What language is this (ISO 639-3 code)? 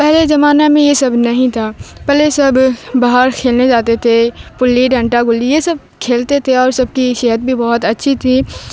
urd